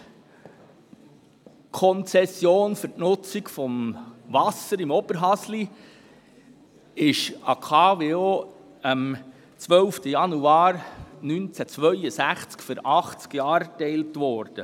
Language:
Swiss German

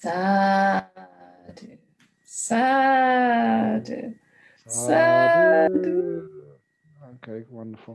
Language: English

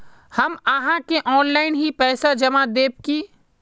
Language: Magahi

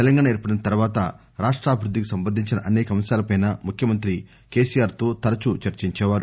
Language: Telugu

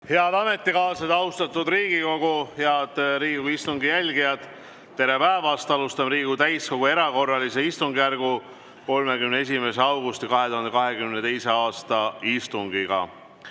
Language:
Estonian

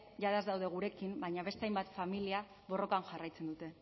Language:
Basque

